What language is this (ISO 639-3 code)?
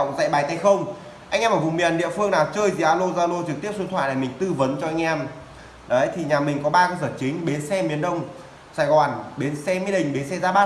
vie